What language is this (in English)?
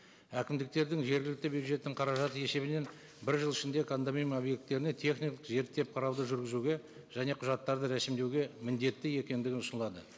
Kazakh